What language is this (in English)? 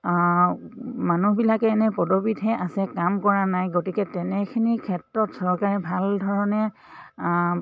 Assamese